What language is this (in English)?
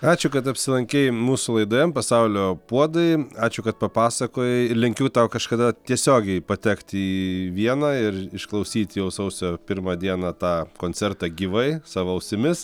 Lithuanian